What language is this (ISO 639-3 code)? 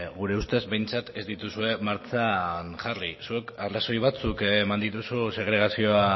eus